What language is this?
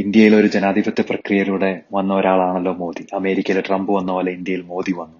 Malayalam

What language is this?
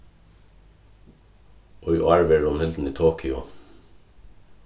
Faroese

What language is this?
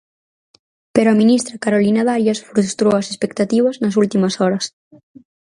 Galician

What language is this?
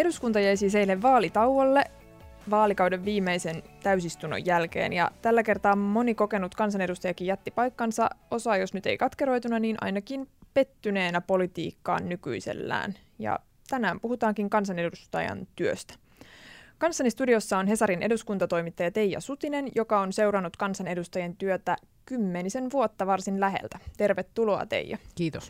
Finnish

